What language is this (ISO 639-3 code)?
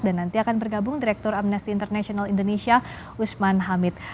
ind